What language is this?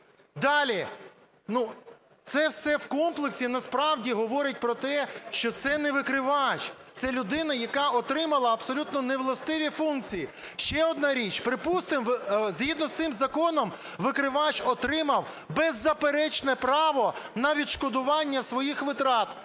Ukrainian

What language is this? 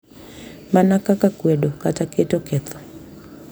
Luo (Kenya and Tanzania)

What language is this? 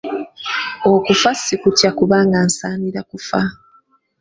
Ganda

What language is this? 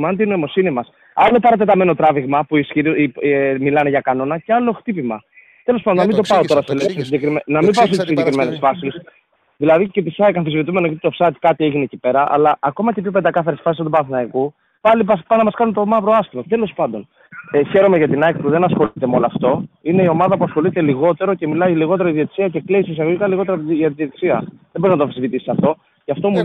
Greek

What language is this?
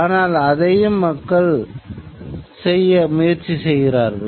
Tamil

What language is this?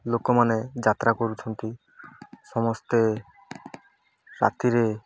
Odia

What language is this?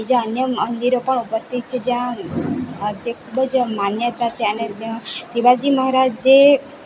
Gujarati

